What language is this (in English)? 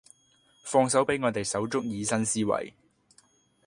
Cantonese